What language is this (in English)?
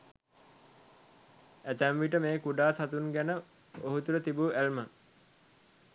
Sinhala